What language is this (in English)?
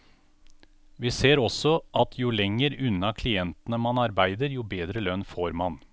Norwegian